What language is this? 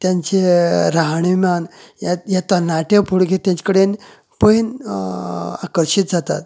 Konkani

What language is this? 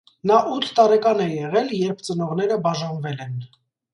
Armenian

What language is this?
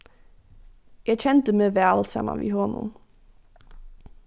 Faroese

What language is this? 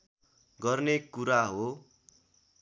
Nepali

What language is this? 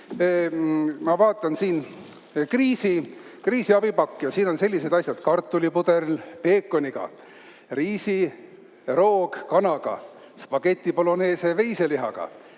Estonian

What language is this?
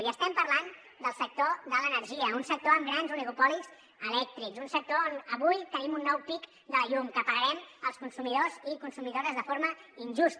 Catalan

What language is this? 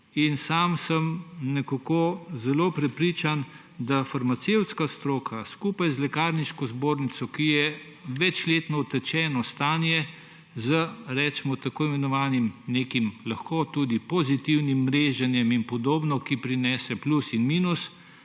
Slovenian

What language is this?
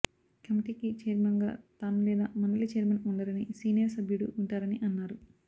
Telugu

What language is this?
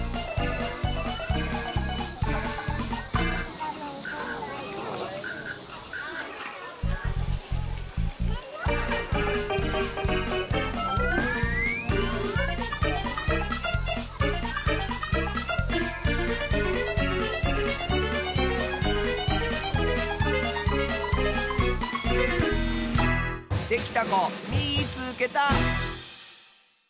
Japanese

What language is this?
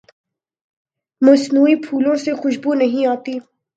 Urdu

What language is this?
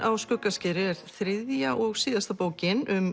Icelandic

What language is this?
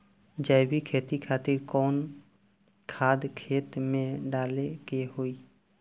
Bhojpuri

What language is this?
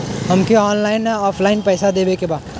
Bhojpuri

